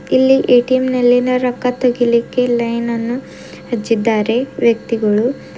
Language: Kannada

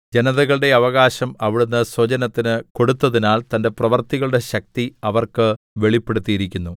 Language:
Malayalam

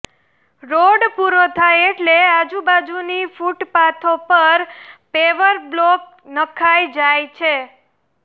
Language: Gujarati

